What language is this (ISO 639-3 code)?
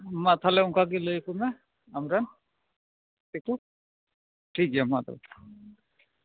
sat